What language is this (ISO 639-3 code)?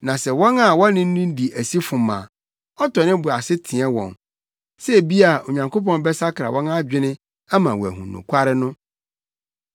aka